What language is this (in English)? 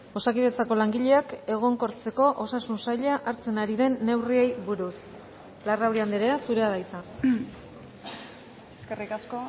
Basque